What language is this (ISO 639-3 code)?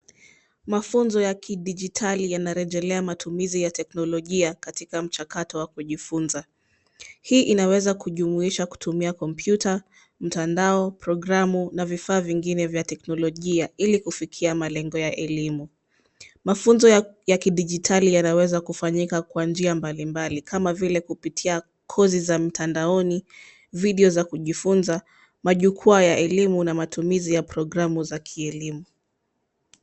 swa